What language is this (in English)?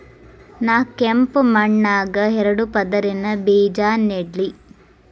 Kannada